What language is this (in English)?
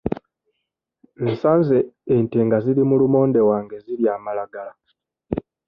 Ganda